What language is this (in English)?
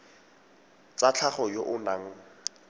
Tswana